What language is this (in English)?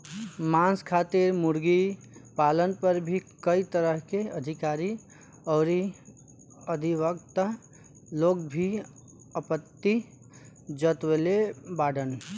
Bhojpuri